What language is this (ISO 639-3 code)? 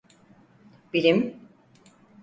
tur